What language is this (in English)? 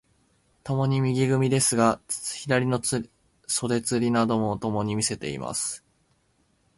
Japanese